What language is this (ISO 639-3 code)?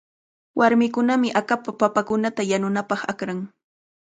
qvl